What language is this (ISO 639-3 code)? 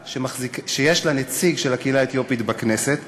heb